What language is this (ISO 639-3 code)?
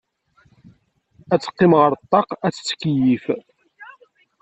kab